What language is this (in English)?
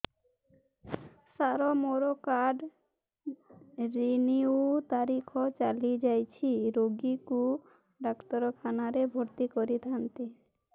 Odia